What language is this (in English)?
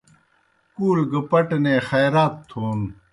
Kohistani Shina